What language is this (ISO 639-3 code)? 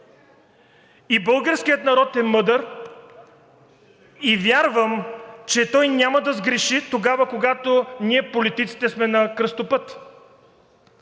bul